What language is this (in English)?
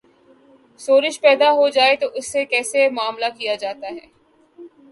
Urdu